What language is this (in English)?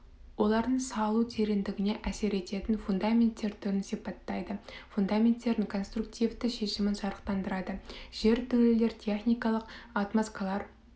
Kazakh